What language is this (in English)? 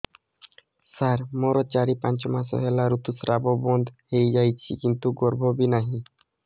Odia